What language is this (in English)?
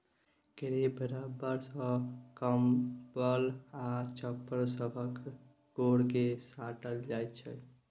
Maithili